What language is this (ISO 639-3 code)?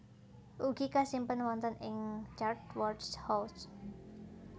jav